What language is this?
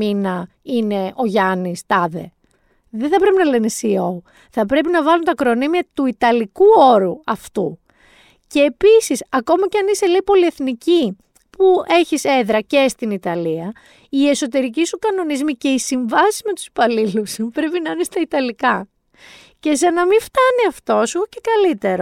Greek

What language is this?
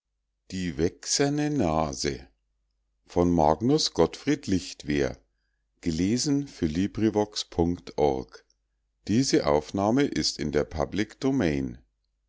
German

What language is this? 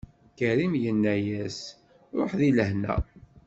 Kabyle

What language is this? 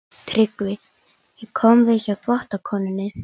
Icelandic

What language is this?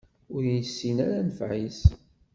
Kabyle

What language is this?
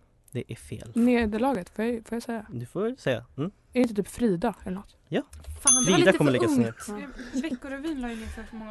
Swedish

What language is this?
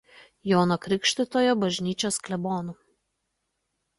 Lithuanian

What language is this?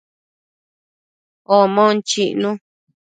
Matsés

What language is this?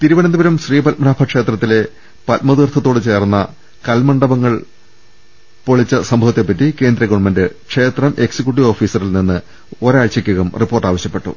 Malayalam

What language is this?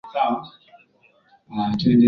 Swahili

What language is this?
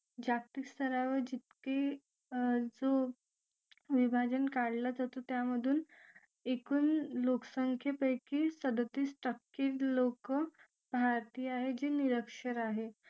Marathi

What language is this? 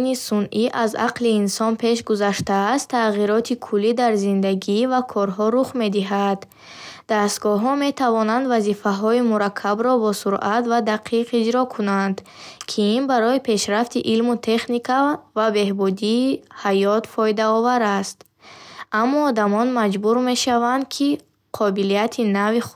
Bukharic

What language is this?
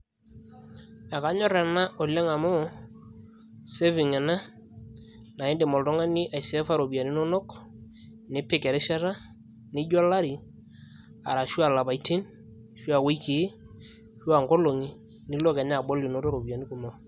Masai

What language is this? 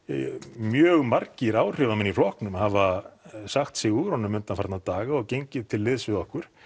Icelandic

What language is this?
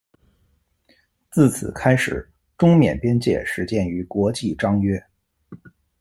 Chinese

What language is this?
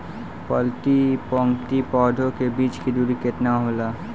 Bhojpuri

